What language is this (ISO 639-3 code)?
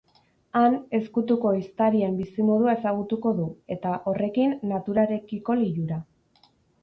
eus